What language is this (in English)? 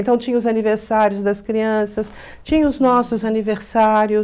Portuguese